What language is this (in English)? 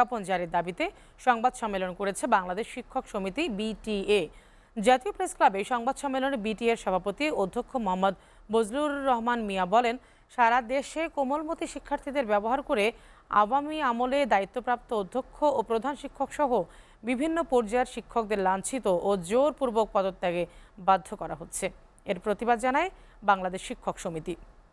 Bangla